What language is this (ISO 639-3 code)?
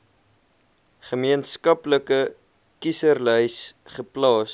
afr